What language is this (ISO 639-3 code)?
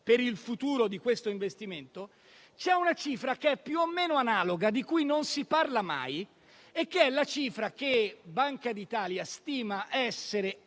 ita